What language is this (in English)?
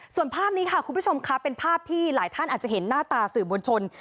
Thai